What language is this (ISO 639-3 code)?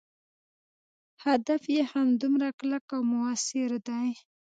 pus